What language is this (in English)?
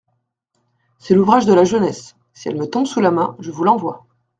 French